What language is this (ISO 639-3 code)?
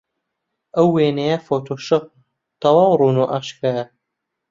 ckb